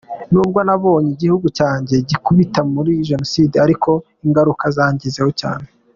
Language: Kinyarwanda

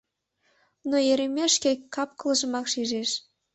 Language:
Mari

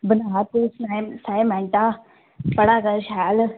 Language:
Dogri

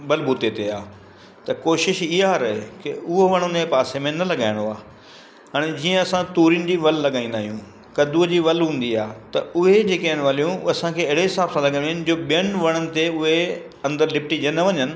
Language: Sindhi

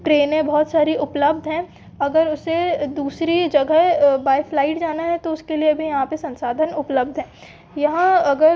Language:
Hindi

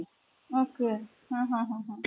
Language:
Marathi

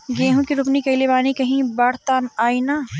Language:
Bhojpuri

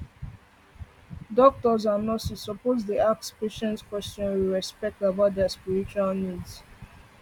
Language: Nigerian Pidgin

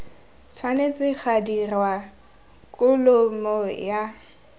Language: Tswana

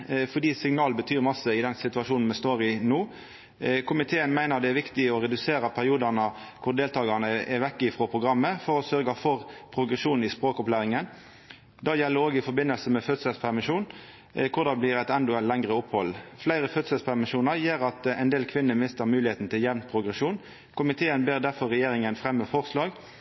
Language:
Norwegian Nynorsk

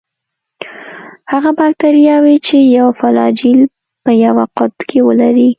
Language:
Pashto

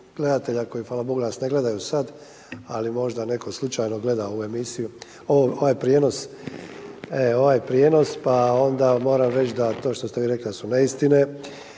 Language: Croatian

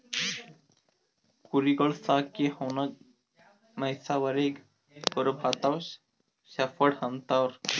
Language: Kannada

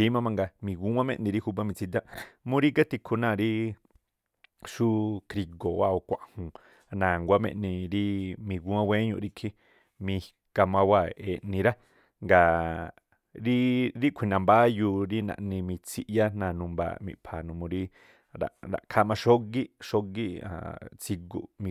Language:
Tlacoapa Me'phaa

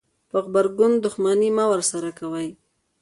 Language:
Pashto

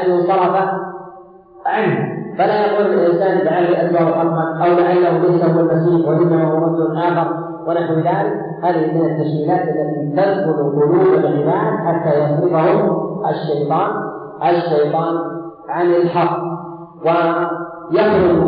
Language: Arabic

